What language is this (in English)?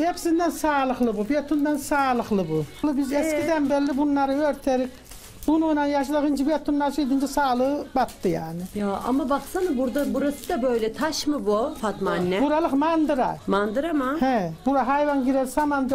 Turkish